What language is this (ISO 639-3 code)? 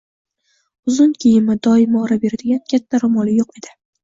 uzb